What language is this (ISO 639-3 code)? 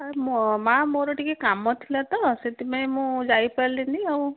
ori